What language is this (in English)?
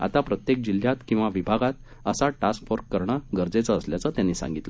Marathi